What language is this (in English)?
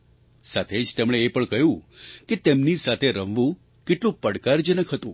Gujarati